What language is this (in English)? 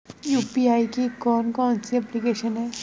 Hindi